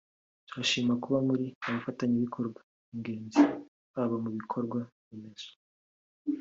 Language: Kinyarwanda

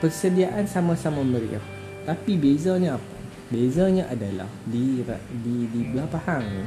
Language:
Malay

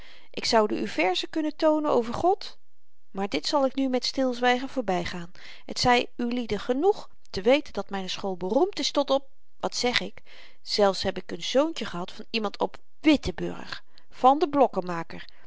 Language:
Dutch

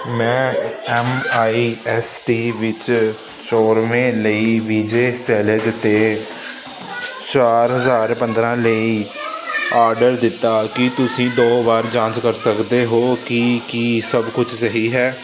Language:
Punjabi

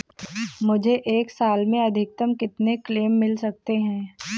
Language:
Hindi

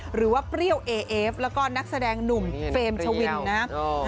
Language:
Thai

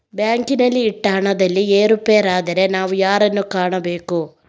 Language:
Kannada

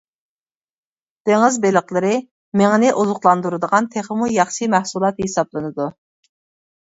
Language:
Uyghur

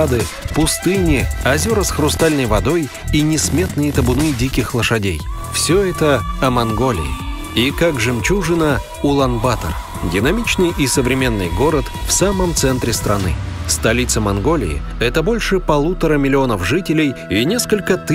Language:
Russian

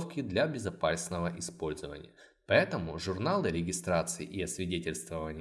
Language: Russian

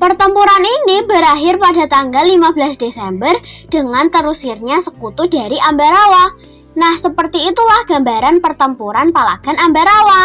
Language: Indonesian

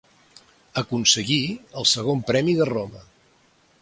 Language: Catalan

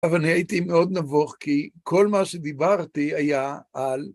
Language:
Hebrew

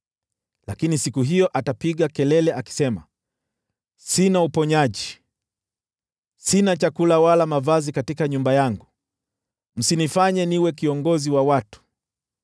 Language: Swahili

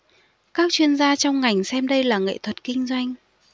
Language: Vietnamese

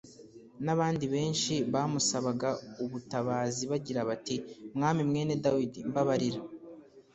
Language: Kinyarwanda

